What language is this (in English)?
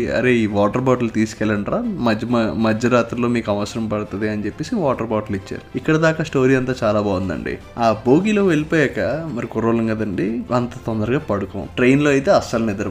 Telugu